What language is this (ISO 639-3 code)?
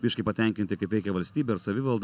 lit